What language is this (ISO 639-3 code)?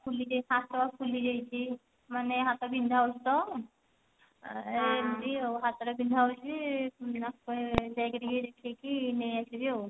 ori